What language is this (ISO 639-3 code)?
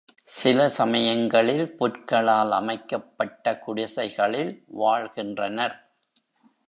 tam